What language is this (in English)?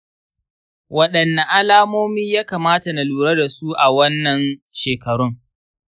Hausa